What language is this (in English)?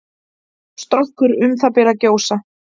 Icelandic